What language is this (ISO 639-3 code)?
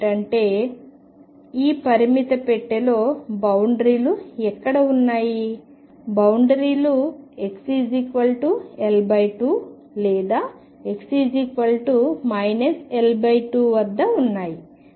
tel